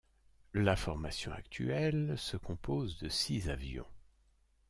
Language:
French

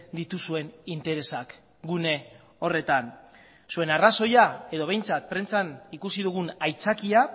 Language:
Basque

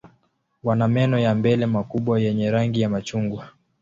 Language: Swahili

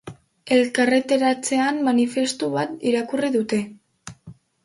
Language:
Basque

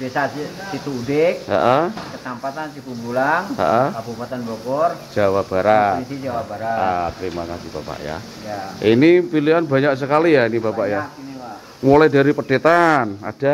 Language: Indonesian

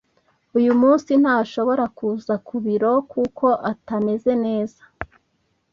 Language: Kinyarwanda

